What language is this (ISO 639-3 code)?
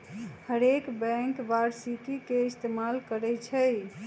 mag